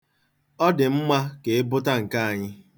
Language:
Igbo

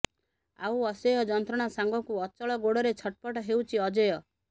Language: Odia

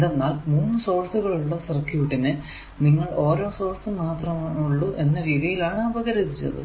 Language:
Malayalam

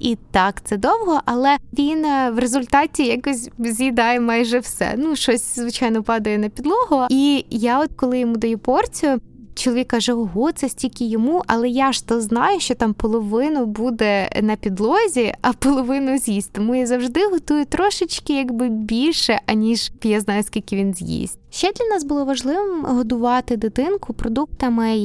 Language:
Ukrainian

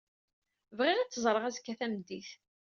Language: Kabyle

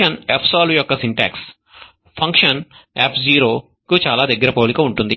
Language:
Telugu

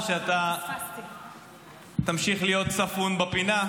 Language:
Hebrew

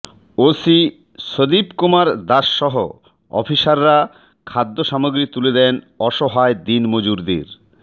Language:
Bangla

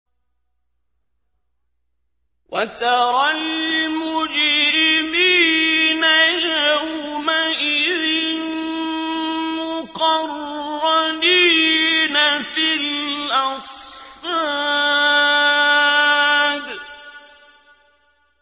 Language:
Arabic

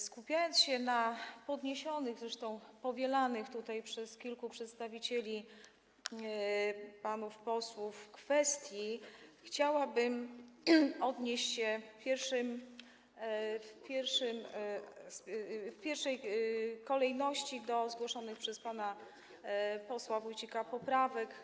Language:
Polish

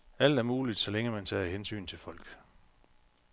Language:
Danish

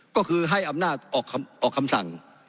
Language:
Thai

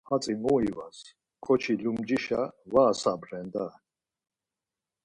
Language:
Laz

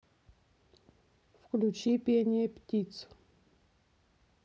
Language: Russian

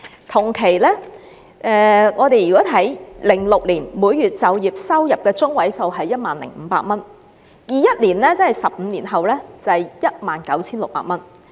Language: Cantonese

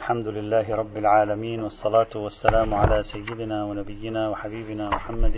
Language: Arabic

